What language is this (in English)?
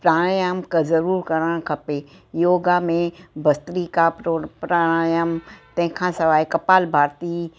Sindhi